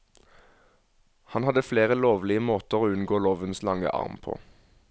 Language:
Norwegian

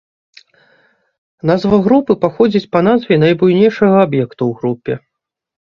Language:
Belarusian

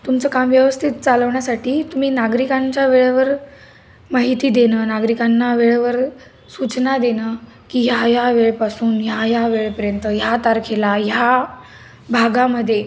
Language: Marathi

